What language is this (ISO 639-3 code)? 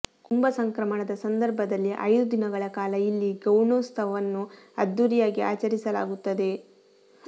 kan